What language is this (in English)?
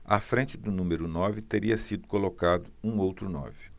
Portuguese